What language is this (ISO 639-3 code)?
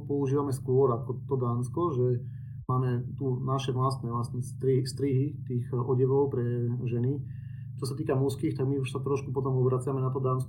slk